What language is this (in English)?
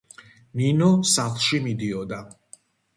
Georgian